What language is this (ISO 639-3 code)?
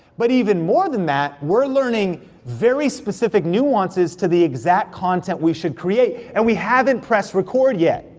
eng